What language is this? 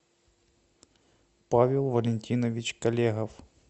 Russian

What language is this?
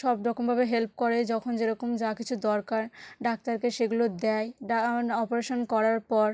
Bangla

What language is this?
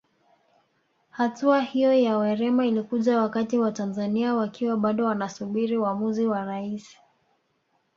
Swahili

